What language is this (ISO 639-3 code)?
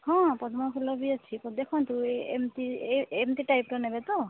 ori